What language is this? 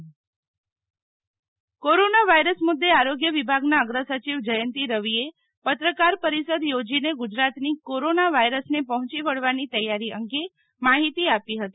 Gujarati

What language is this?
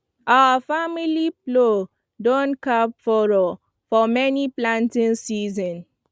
Nigerian Pidgin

